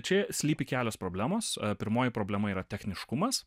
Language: Lithuanian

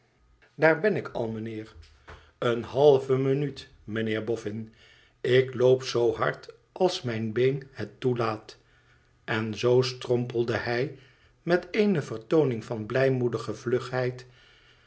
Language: Dutch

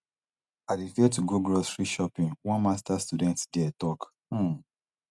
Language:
Nigerian Pidgin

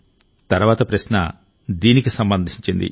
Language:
Telugu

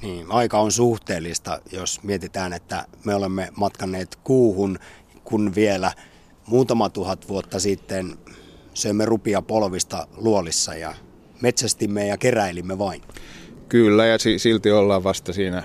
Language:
Finnish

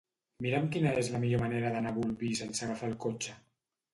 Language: Catalan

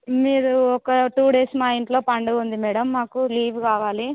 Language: Telugu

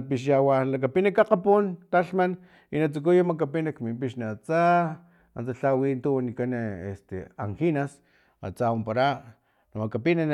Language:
Filomena Mata-Coahuitlán Totonac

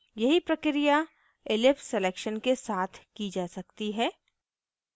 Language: Hindi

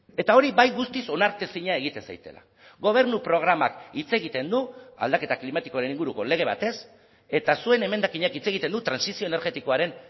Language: Basque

